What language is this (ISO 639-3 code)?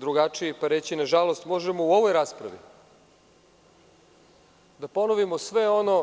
srp